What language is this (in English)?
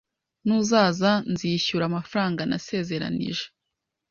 Kinyarwanda